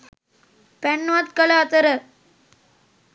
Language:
Sinhala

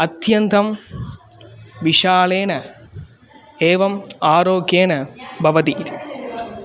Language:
Sanskrit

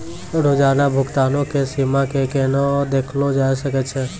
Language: Maithili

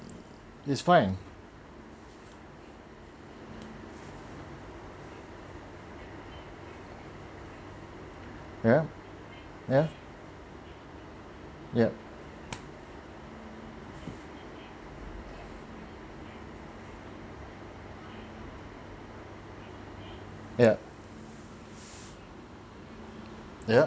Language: English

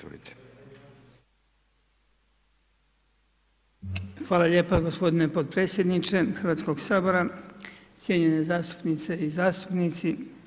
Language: Croatian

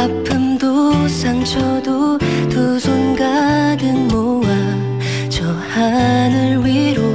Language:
Korean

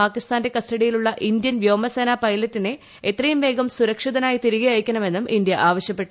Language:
Malayalam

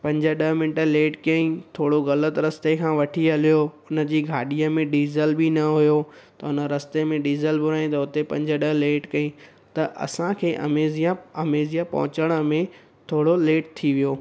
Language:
Sindhi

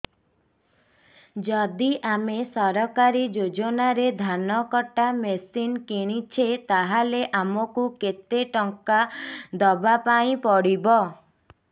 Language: Odia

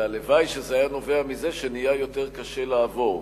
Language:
Hebrew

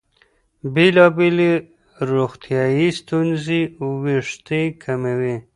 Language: Pashto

